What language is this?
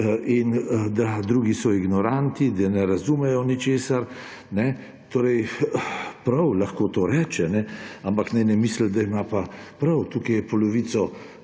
Slovenian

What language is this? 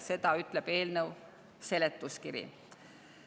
Estonian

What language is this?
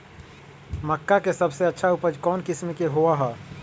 Magahi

